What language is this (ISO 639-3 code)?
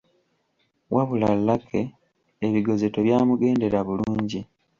lug